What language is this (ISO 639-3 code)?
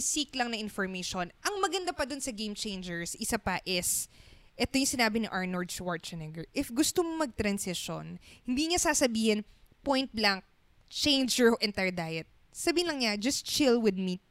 fil